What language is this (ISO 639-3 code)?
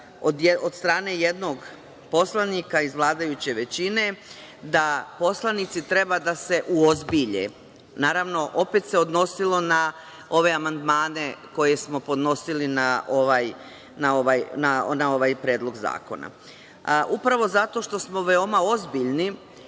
srp